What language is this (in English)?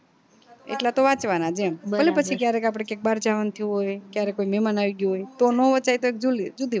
Gujarati